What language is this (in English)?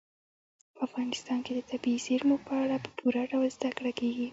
Pashto